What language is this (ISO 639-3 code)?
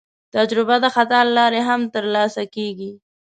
pus